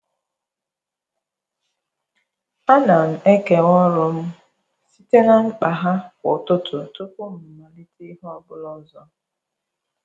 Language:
Igbo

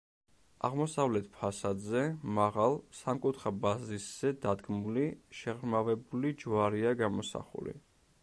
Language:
Georgian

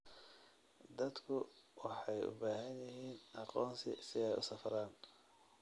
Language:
Somali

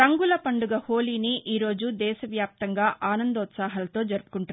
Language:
Telugu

